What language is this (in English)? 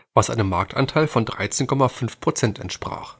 German